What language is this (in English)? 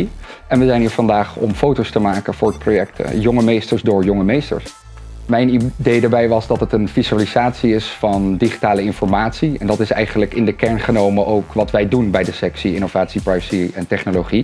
Dutch